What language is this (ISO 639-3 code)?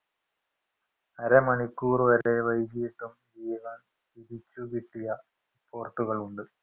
mal